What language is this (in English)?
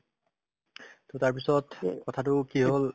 Assamese